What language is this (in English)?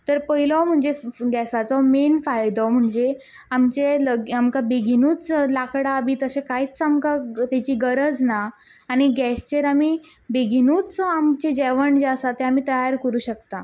Konkani